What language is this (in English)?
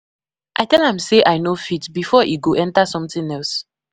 Nigerian Pidgin